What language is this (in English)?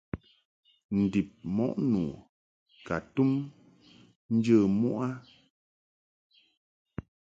Mungaka